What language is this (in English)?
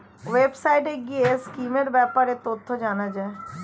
Bangla